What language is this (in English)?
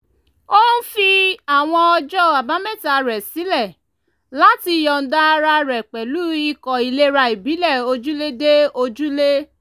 Yoruba